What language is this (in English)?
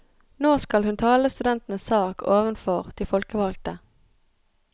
Norwegian